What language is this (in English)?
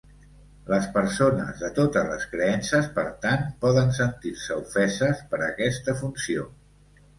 Catalan